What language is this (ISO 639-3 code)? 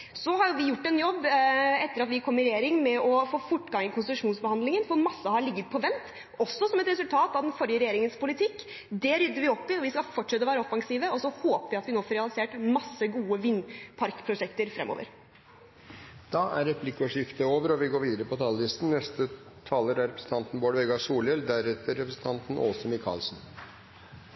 nor